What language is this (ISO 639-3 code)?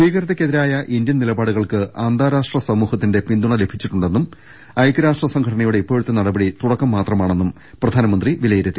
mal